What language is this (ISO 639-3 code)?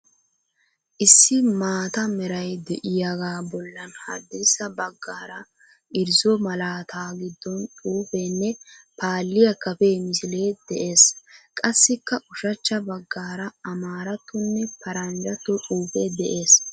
wal